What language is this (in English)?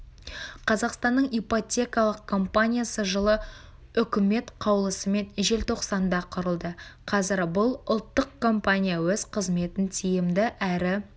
Kazakh